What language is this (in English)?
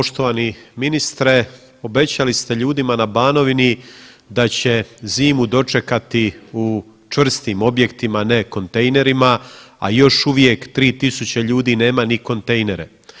Croatian